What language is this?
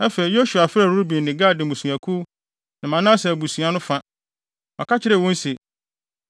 Akan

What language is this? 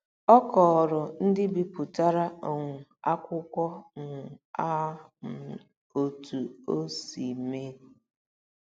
Igbo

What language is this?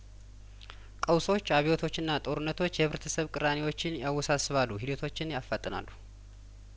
Amharic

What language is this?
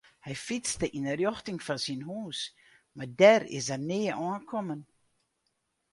Western Frisian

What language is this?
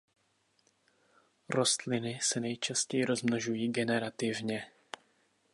Czech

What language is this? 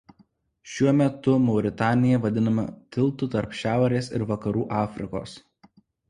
Lithuanian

